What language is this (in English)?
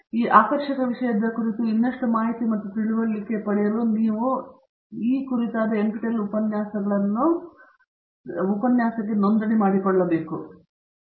Kannada